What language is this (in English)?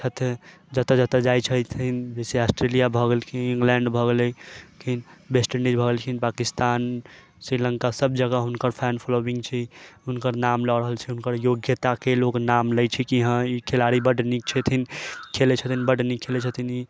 Maithili